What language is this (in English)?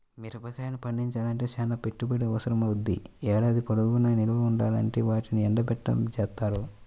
Telugu